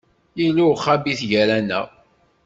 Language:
Kabyle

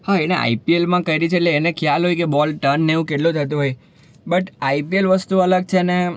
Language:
Gujarati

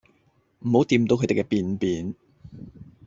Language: Cantonese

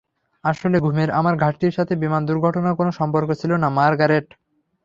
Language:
Bangla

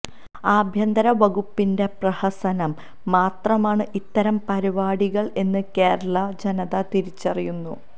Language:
Malayalam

